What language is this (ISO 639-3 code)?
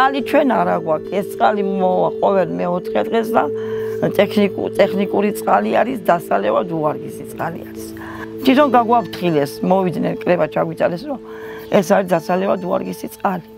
tur